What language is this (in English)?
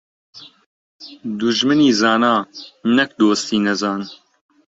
Central Kurdish